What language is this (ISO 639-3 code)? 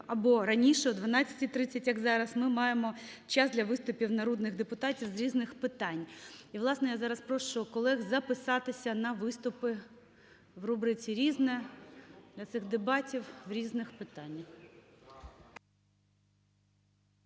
ukr